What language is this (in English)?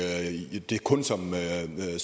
Danish